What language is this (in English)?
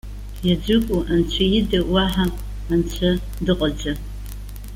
Abkhazian